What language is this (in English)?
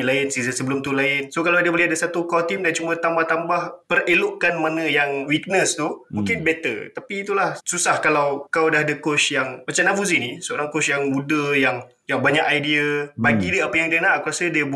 Malay